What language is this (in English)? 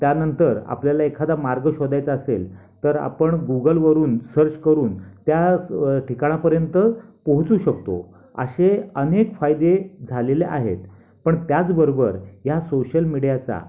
Marathi